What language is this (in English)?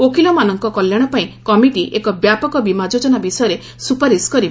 Odia